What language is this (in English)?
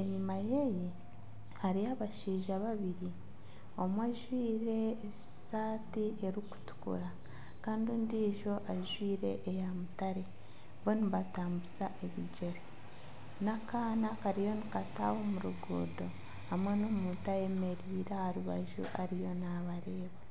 Nyankole